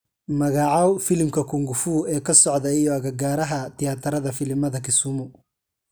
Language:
Somali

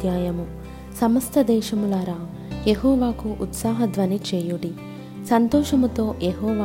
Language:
Telugu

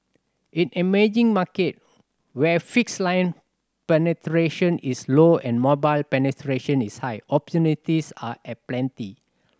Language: English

